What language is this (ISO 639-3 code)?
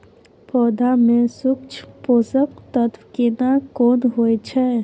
mai